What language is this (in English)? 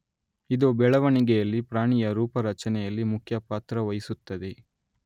Kannada